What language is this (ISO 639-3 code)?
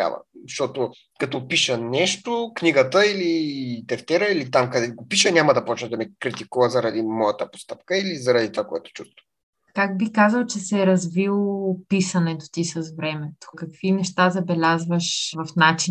bul